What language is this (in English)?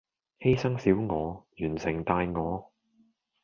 Cantonese